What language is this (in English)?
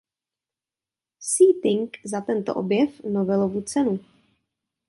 Czech